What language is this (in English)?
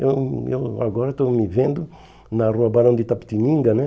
Portuguese